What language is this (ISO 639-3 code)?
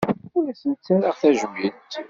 kab